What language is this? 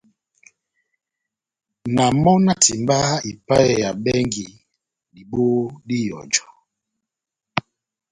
Batanga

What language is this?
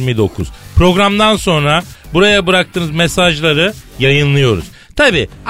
Turkish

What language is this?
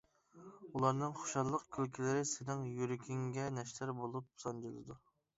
Uyghur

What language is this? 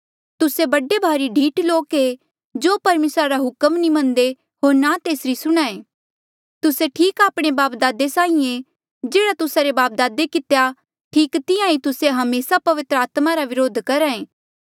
Mandeali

